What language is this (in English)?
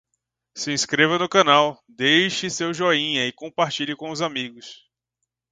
Portuguese